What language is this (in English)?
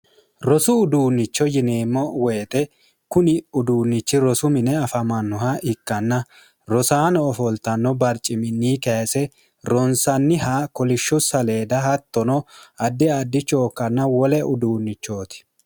Sidamo